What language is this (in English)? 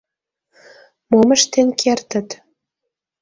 Mari